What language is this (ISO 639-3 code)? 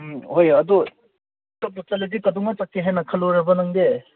mni